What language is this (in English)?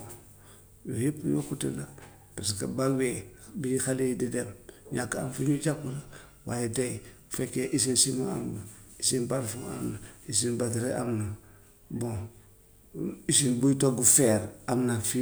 Gambian Wolof